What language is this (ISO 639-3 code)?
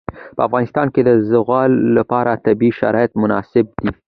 pus